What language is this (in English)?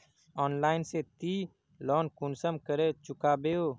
Magahi